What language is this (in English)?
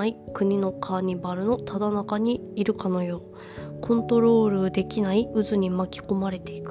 Japanese